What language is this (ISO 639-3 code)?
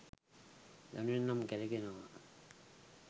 sin